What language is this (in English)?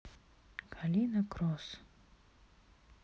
Russian